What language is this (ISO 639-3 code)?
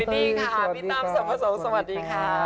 tha